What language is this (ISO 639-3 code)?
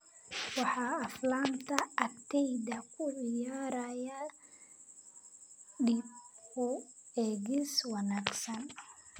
som